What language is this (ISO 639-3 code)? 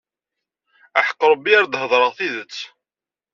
kab